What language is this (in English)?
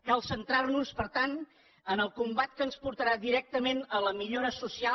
Catalan